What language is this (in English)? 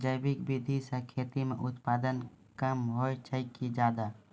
Maithili